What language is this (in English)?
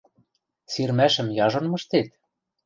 Western Mari